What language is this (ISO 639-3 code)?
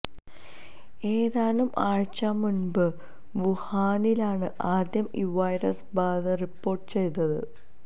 mal